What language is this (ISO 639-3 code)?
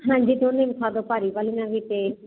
pan